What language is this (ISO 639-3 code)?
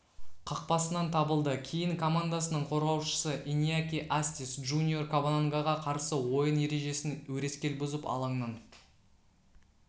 kaz